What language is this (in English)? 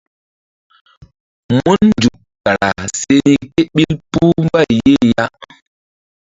Mbum